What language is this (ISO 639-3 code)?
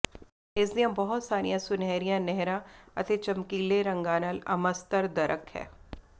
pan